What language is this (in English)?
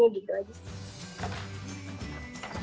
Indonesian